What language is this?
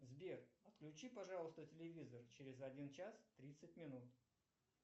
Russian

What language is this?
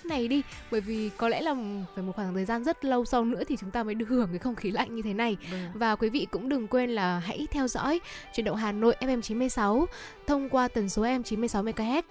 Vietnamese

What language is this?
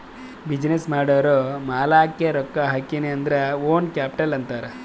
Kannada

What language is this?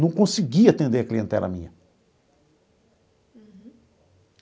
Portuguese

